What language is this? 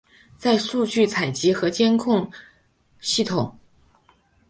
Chinese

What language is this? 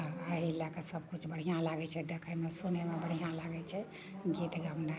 Maithili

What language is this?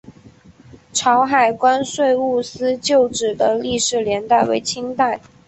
Chinese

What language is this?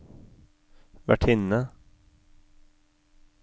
Norwegian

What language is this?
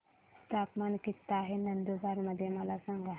Marathi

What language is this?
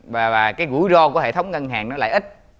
Vietnamese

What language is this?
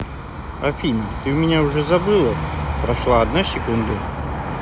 Russian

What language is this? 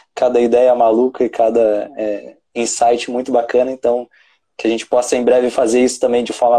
Portuguese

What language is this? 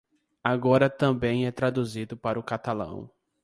Portuguese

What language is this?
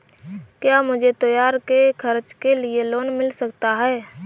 Hindi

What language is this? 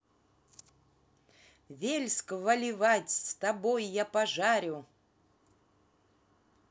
Russian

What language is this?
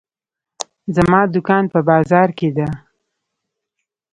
Pashto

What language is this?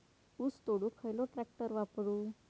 Marathi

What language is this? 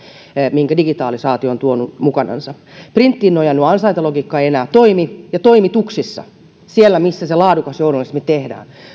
Finnish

